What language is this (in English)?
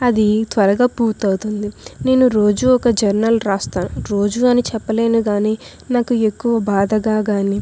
Telugu